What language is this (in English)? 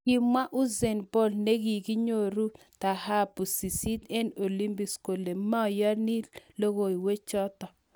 Kalenjin